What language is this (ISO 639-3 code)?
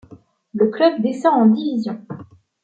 fra